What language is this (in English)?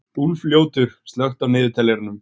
Icelandic